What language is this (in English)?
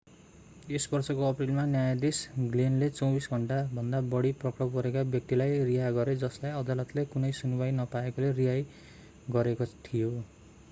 Nepali